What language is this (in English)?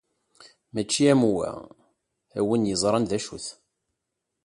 Kabyle